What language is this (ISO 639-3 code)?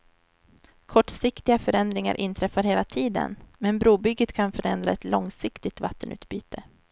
swe